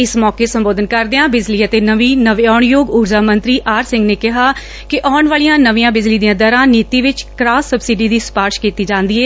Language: Punjabi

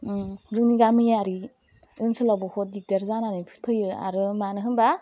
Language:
Bodo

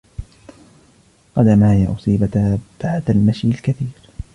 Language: Arabic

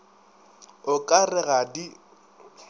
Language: Northern Sotho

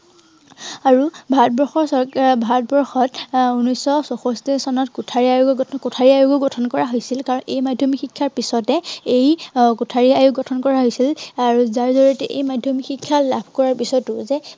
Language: Assamese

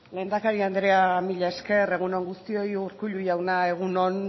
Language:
Basque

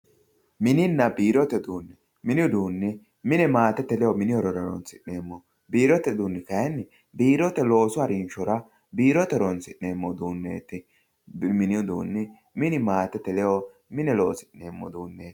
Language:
Sidamo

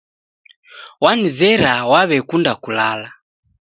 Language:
Taita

